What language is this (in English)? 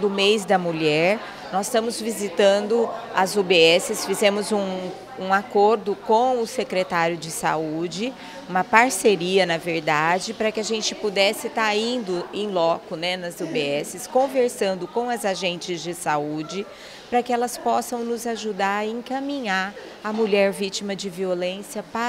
Portuguese